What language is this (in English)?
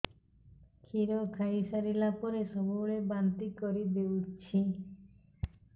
Odia